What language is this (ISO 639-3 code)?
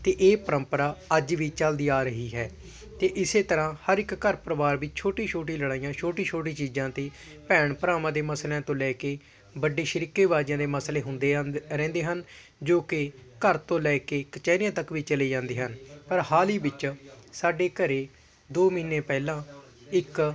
pan